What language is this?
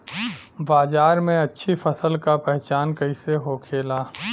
Bhojpuri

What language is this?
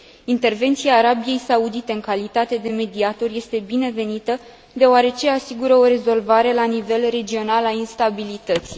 Romanian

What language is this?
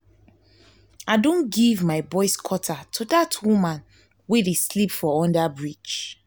Nigerian Pidgin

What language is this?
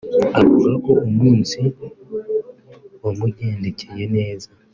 Kinyarwanda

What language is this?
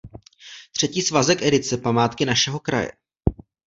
Czech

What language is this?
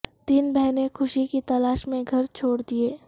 Urdu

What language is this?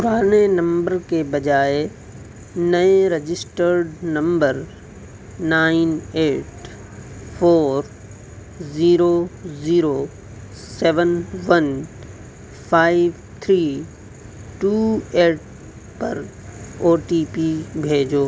Urdu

